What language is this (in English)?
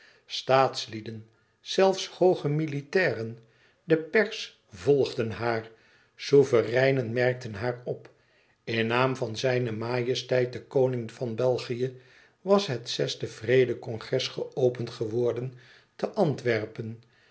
Dutch